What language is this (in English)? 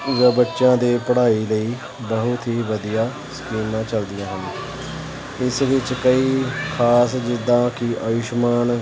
Punjabi